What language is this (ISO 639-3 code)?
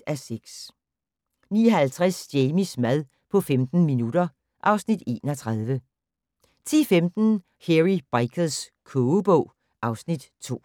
dan